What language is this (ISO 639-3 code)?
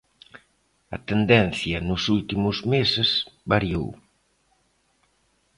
glg